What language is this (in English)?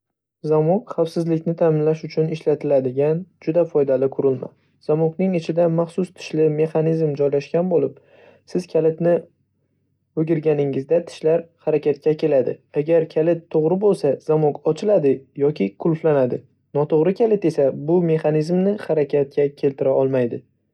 Uzbek